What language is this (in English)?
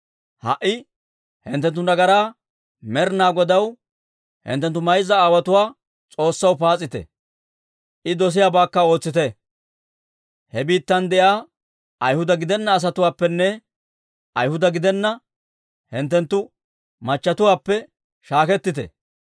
Dawro